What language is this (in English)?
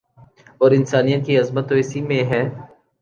Urdu